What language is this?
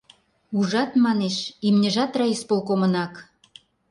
Mari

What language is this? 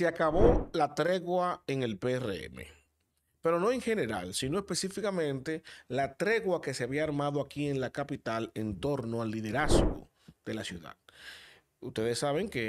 Spanish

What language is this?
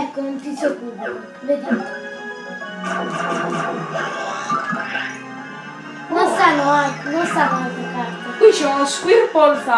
Italian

